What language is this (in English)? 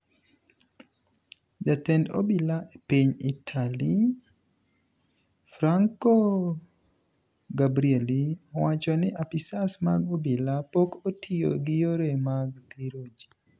Luo (Kenya and Tanzania)